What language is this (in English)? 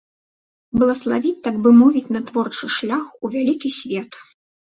Belarusian